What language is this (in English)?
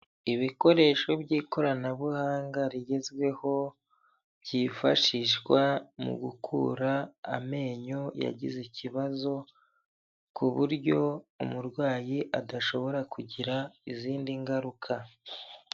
Kinyarwanda